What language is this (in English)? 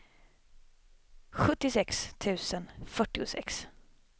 Swedish